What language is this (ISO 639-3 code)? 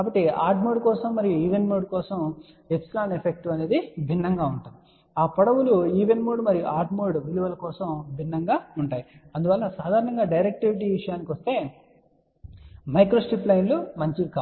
tel